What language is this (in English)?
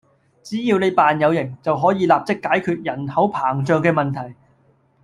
Cantonese